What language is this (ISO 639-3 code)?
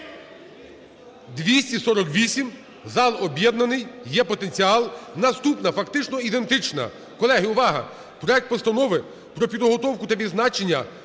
ukr